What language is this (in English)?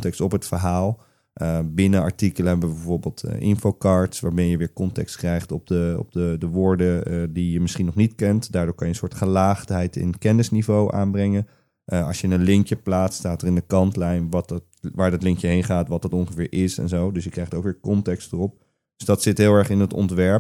Dutch